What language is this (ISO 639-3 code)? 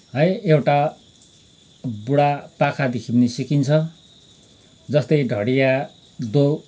nep